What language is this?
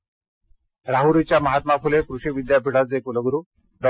Marathi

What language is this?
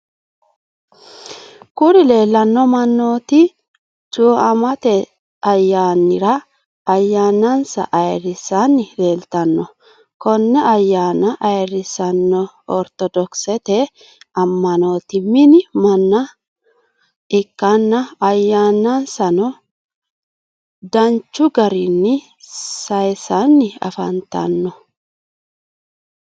Sidamo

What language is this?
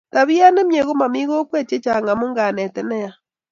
Kalenjin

